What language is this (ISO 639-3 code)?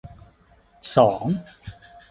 tha